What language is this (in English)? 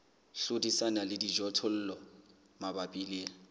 Southern Sotho